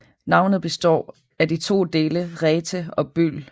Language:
Danish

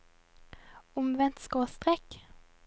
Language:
Norwegian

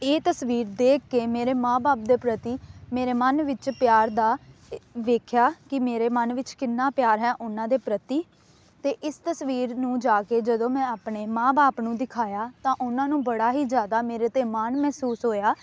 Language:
Punjabi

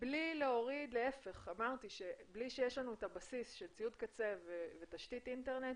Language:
Hebrew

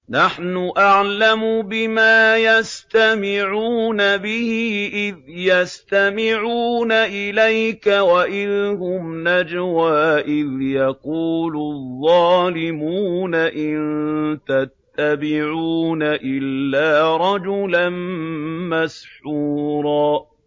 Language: Arabic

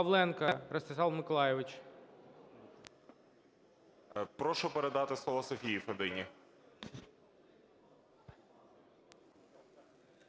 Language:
Ukrainian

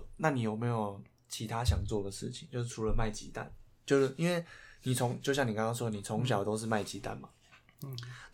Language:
Chinese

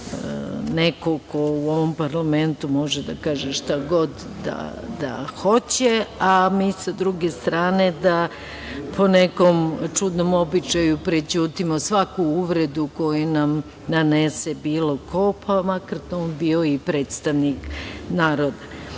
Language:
Serbian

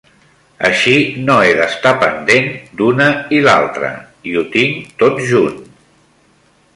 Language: Catalan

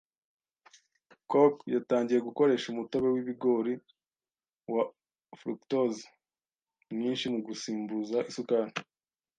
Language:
Kinyarwanda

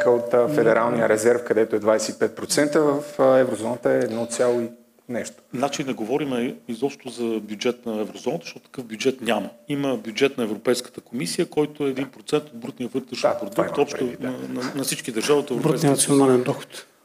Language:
Bulgarian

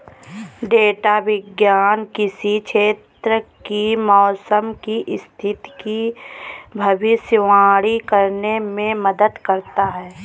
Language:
Hindi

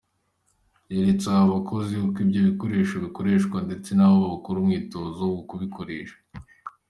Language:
Kinyarwanda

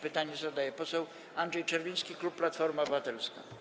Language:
Polish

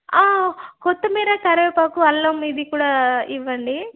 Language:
Telugu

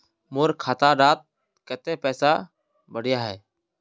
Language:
Magahi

